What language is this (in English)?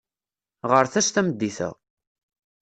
Kabyle